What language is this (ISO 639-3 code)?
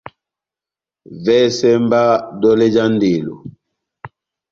bnm